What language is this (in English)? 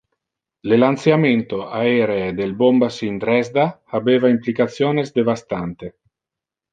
Interlingua